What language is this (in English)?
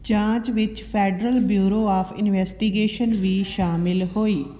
Punjabi